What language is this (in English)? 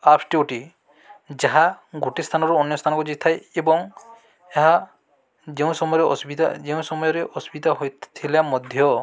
Odia